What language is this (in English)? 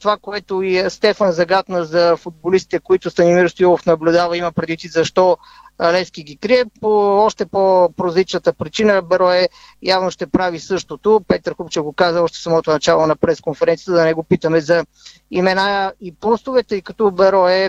Bulgarian